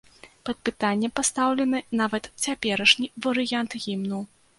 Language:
Belarusian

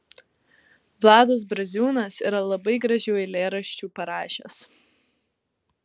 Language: Lithuanian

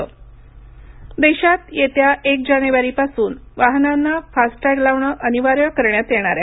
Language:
Marathi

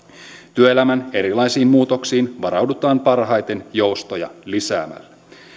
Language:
Finnish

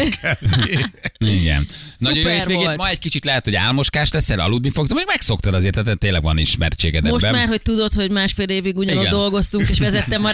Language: Hungarian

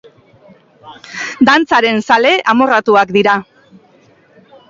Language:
Basque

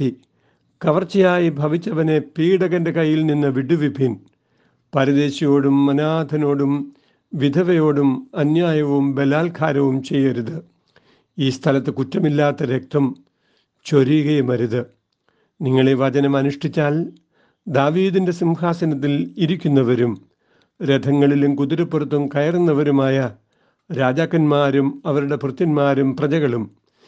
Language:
Malayalam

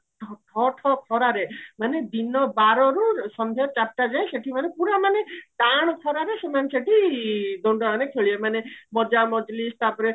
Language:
Odia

